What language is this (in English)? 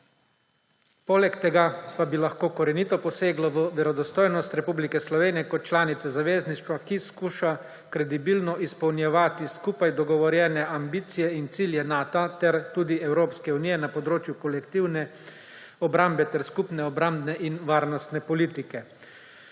Slovenian